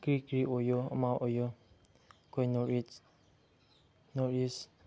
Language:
Manipuri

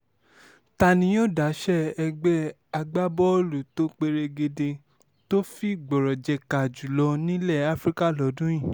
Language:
Yoruba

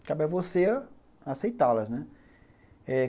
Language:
Portuguese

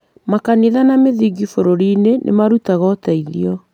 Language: Kikuyu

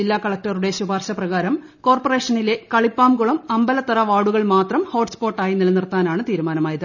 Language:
Malayalam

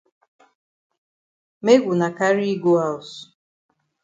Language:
Cameroon Pidgin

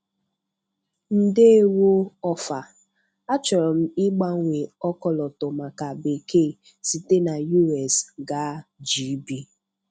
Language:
Igbo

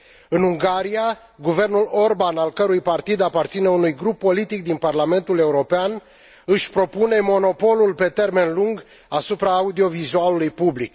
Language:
Romanian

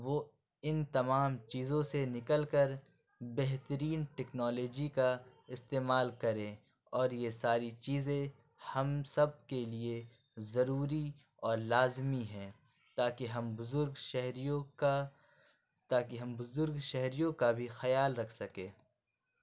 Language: Urdu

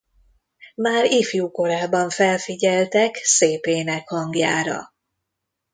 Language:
Hungarian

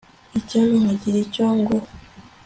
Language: Kinyarwanda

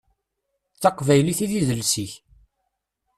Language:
Kabyle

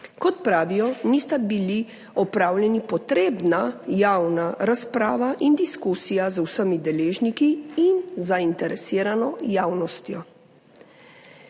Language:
Slovenian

